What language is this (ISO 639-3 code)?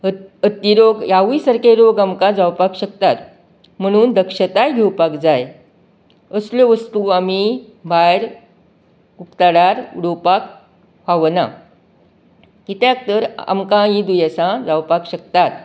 kok